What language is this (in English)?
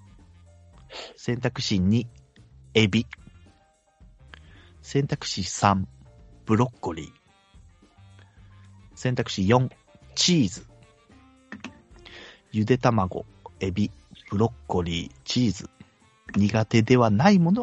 Japanese